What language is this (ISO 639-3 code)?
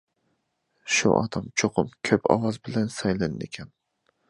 uig